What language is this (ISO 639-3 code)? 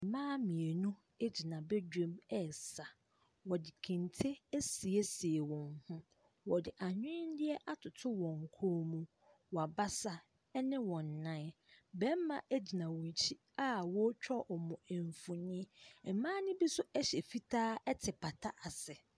aka